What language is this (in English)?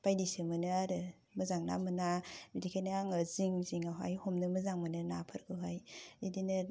Bodo